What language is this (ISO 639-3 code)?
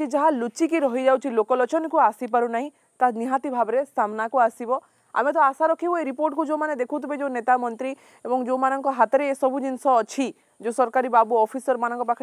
hin